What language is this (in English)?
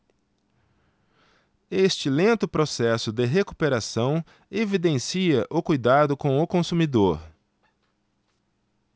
Portuguese